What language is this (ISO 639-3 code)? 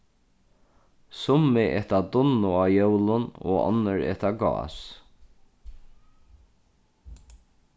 fao